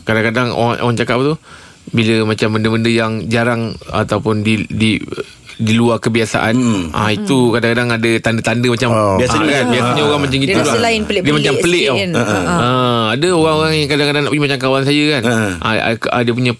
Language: Malay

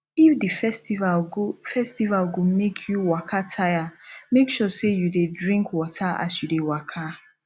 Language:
Nigerian Pidgin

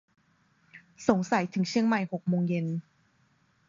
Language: Thai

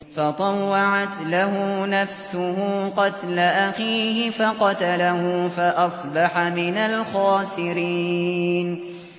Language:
Arabic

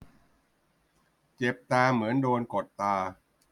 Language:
Thai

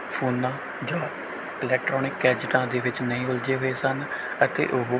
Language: Punjabi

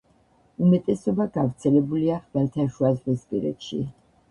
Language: Georgian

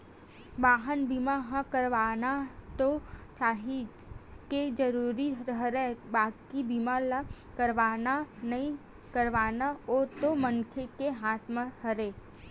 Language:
Chhattisgarhi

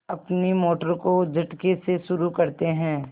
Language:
Hindi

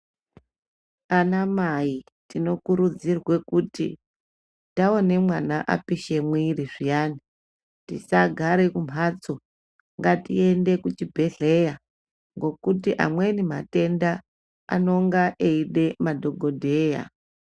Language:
Ndau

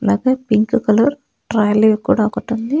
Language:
Telugu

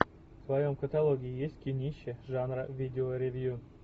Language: Russian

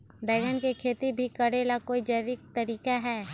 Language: Magahi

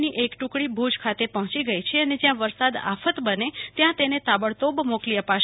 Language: Gujarati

